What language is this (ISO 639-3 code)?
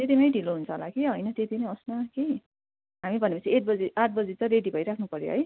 nep